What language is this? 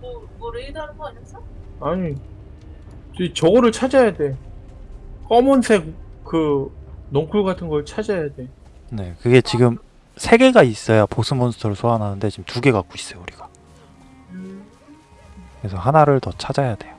Korean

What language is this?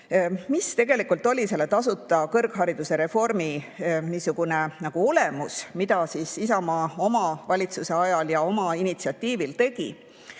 Estonian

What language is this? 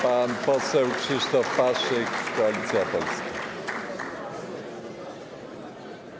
Polish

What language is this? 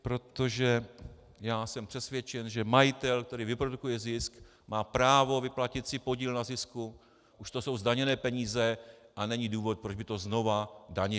Czech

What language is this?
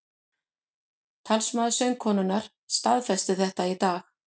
Icelandic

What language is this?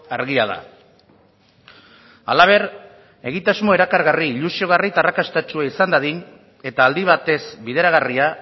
Basque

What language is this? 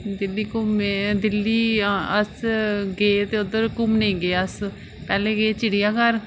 Dogri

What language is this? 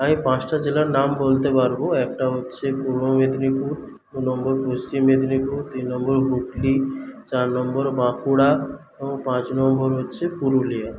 Bangla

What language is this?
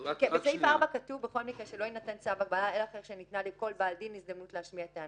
Hebrew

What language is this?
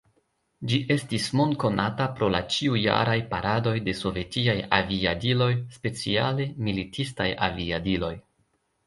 Esperanto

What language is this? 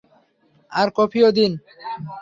Bangla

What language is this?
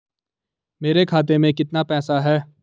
Hindi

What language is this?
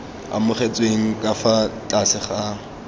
Tswana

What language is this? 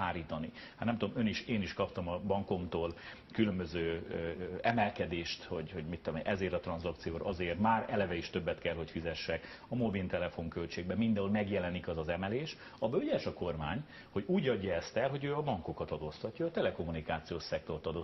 Hungarian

